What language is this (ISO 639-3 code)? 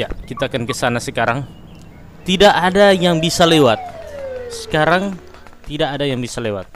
ind